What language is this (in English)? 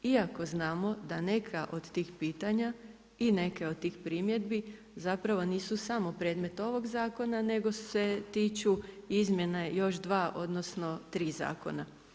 Croatian